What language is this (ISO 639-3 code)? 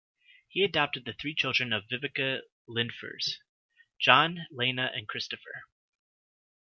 eng